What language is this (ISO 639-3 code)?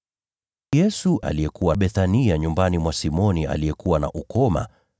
swa